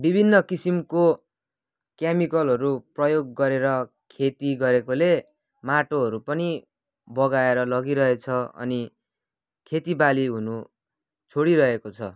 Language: Nepali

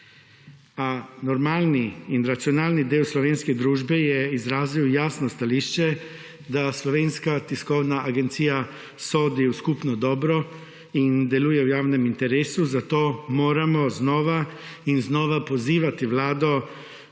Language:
Slovenian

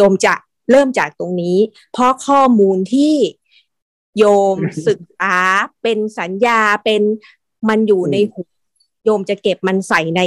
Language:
Thai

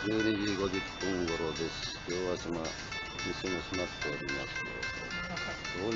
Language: Japanese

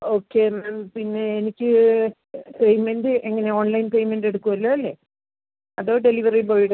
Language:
Malayalam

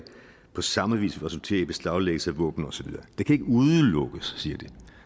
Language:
Danish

